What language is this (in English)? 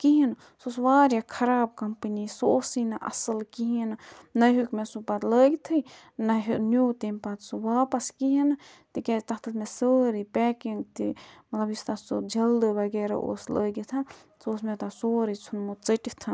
Kashmiri